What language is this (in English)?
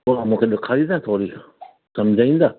Sindhi